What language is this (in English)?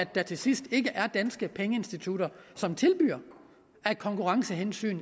Danish